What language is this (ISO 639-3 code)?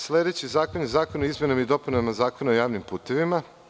srp